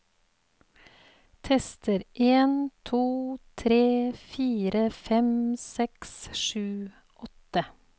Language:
Norwegian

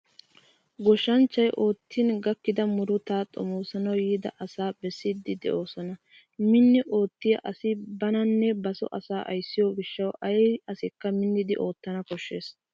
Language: Wolaytta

